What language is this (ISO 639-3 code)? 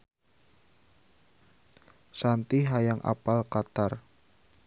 sun